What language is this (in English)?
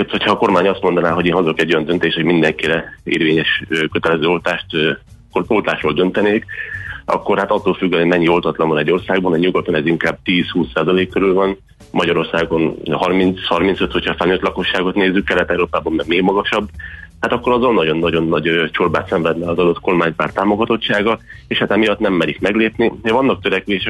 Hungarian